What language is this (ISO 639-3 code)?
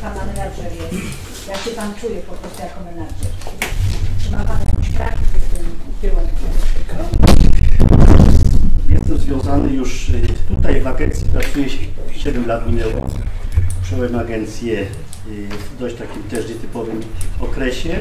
pol